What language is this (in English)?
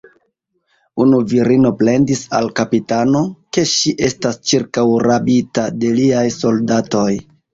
Esperanto